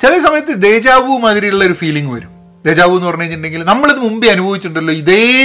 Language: Malayalam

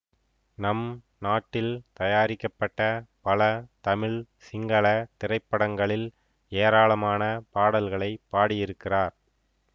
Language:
Tamil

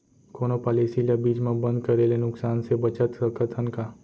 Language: Chhattisgarhi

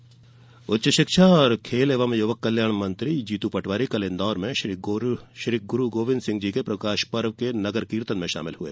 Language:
Hindi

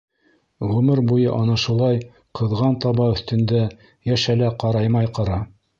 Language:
Bashkir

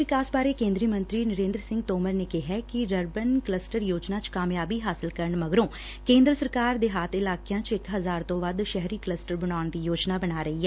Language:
Punjabi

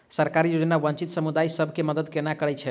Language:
Maithili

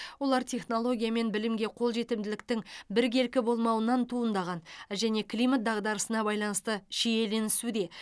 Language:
Kazakh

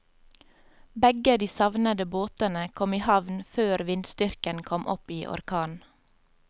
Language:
Norwegian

